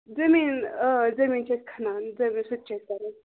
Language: Kashmiri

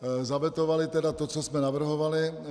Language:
Czech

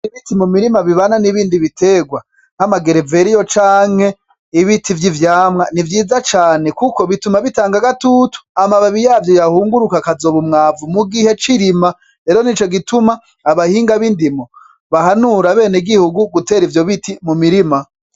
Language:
Rundi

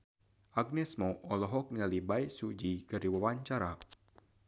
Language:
Sundanese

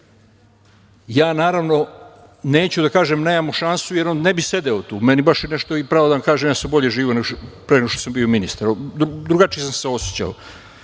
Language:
Serbian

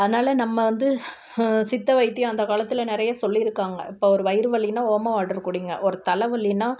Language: Tamil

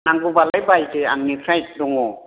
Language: Bodo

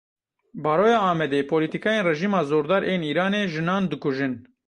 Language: Kurdish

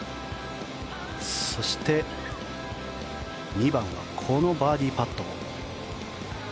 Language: Japanese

